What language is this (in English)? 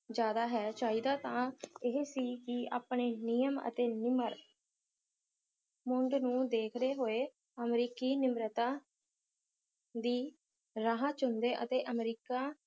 Punjabi